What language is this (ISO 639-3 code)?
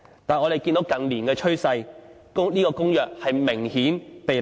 yue